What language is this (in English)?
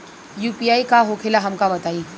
Bhojpuri